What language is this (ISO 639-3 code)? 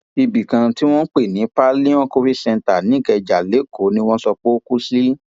yor